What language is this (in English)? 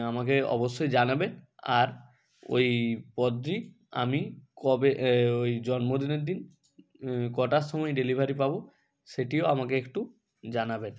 Bangla